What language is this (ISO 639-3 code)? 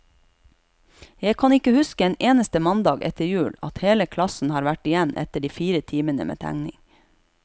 nor